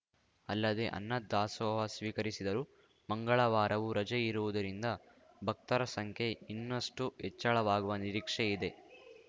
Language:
Kannada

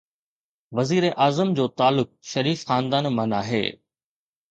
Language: Sindhi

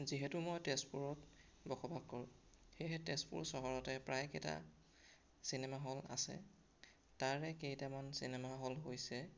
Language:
Assamese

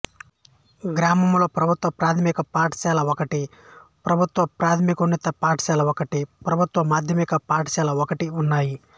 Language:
Telugu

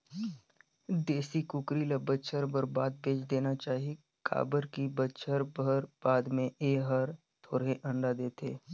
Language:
Chhattisgarhi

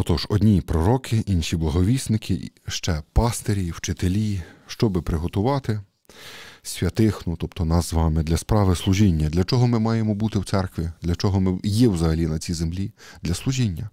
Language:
Ukrainian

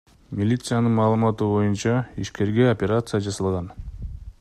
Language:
Kyrgyz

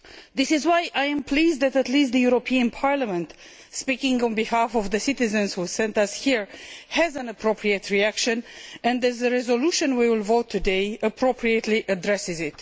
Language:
English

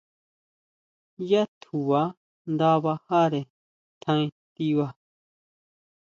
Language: Huautla Mazatec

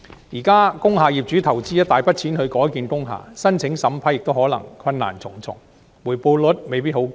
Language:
Cantonese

